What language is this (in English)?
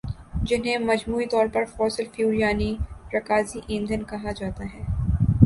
Urdu